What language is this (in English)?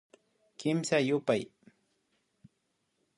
Imbabura Highland Quichua